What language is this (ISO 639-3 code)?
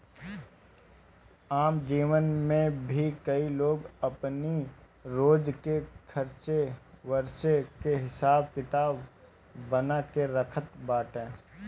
bho